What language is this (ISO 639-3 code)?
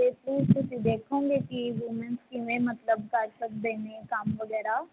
pan